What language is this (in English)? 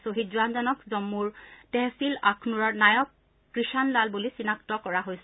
Assamese